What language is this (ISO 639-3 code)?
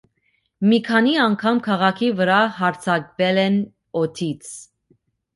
hye